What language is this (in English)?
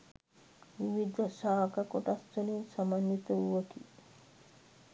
Sinhala